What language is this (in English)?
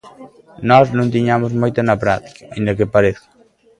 Galician